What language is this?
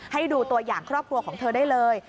Thai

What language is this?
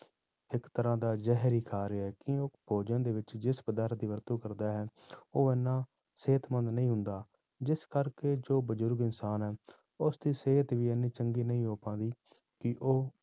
Punjabi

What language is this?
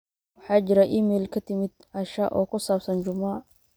Somali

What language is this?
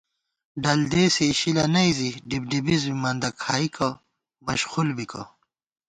Gawar-Bati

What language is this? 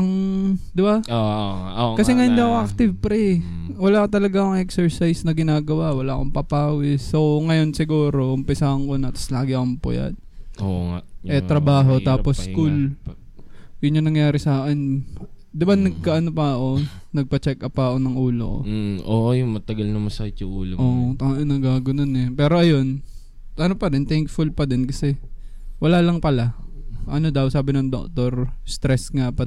Filipino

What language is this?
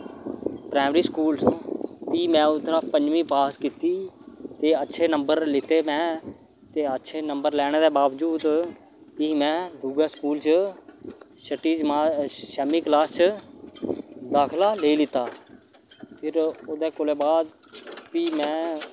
Dogri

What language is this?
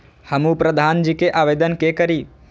Maithili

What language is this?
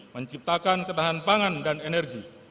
Indonesian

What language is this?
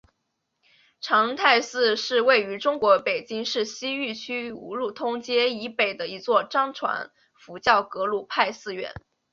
Chinese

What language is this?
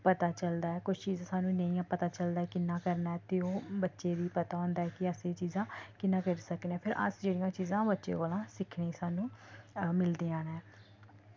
Dogri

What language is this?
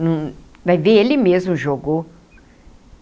Portuguese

